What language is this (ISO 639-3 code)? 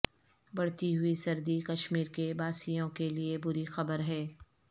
urd